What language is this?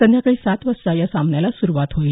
Marathi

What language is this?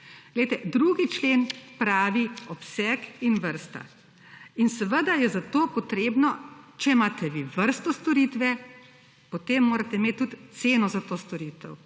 Slovenian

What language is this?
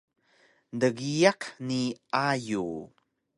Taroko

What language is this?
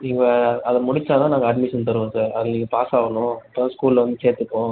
Tamil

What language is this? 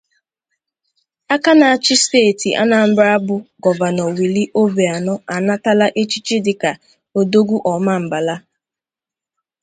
Igbo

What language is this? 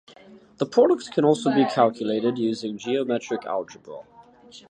English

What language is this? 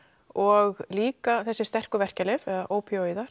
Icelandic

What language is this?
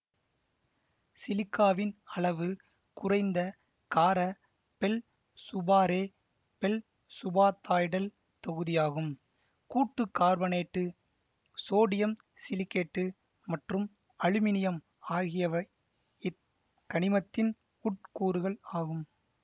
Tamil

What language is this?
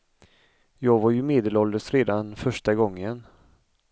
Swedish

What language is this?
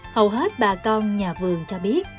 Vietnamese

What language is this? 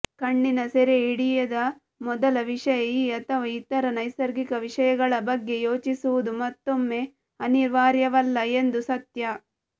Kannada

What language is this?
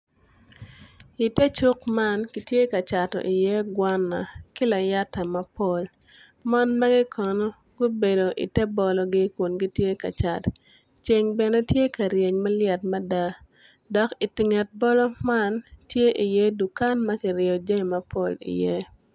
Acoli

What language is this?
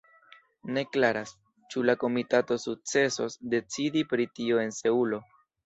Esperanto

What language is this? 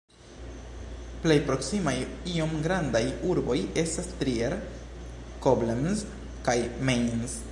Esperanto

